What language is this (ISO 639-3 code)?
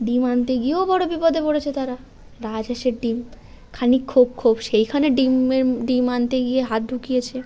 ben